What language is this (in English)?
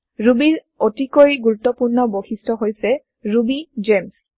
Assamese